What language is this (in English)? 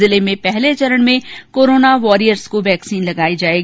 Hindi